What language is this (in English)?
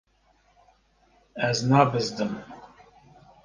Kurdish